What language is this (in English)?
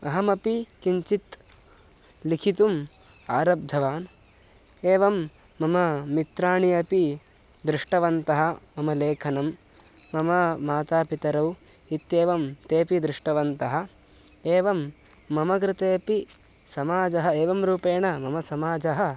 Sanskrit